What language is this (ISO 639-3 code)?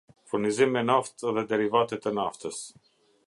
sqi